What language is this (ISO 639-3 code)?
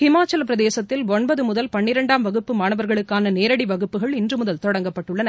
tam